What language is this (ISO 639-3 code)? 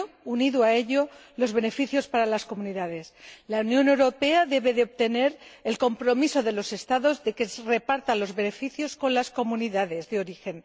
spa